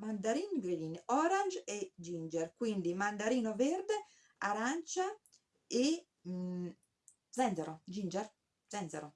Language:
Italian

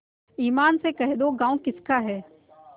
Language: Hindi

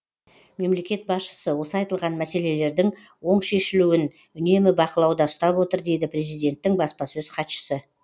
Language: Kazakh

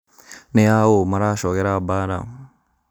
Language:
Kikuyu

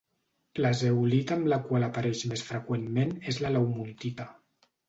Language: Catalan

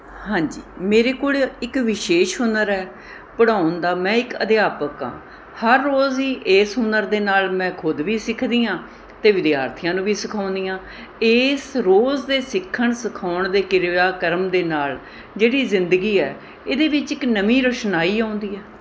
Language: Punjabi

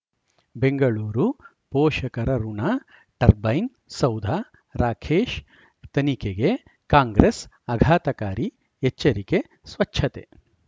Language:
Kannada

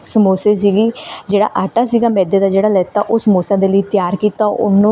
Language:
Punjabi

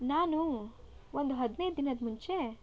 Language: Kannada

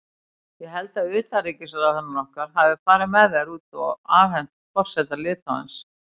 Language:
Icelandic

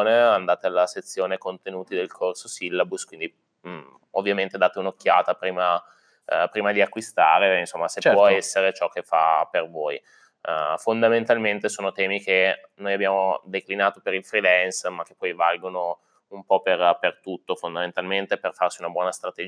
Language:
Italian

